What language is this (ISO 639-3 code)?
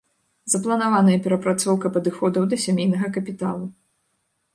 bel